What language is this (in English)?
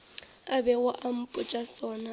Northern Sotho